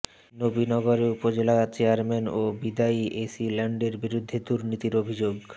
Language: Bangla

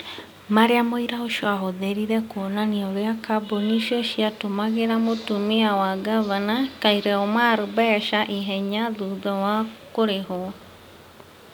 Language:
Kikuyu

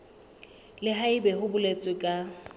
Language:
Southern Sotho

